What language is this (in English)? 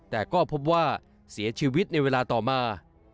Thai